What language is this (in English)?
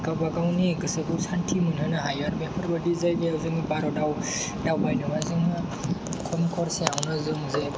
Bodo